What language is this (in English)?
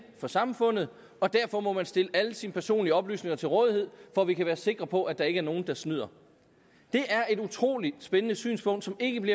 Danish